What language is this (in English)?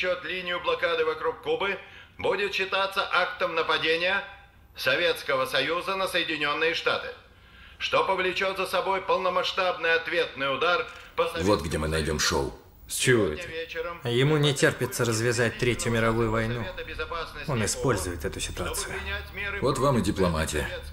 Russian